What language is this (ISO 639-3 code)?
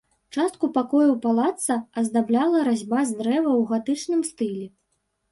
bel